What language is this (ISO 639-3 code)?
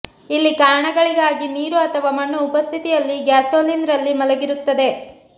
kan